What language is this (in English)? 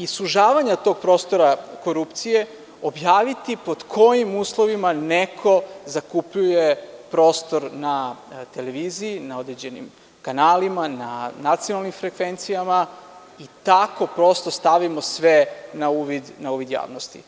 Serbian